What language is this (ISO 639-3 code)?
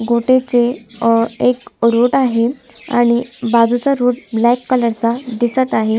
mar